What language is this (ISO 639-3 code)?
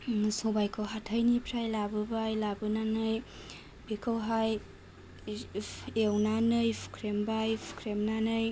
brx